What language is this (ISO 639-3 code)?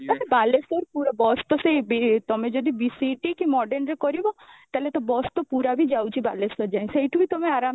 ori